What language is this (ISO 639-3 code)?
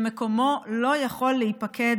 heb